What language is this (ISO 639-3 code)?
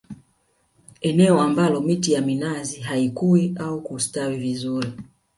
swa